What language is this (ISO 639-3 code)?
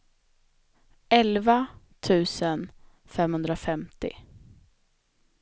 swe